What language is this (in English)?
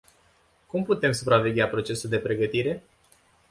Romanian